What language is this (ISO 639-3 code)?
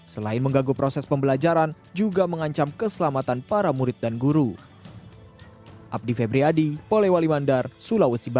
ind